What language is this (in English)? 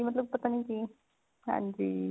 Punjabi